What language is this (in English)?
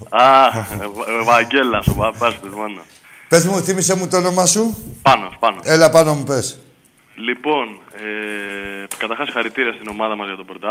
Greek